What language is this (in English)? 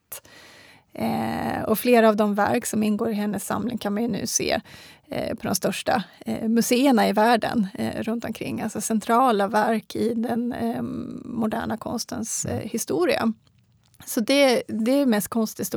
Swedish